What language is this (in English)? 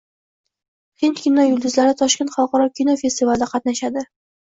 Uzbek